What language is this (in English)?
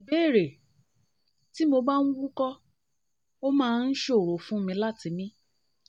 Yoruba